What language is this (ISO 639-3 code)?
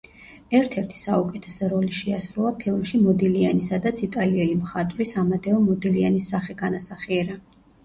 kat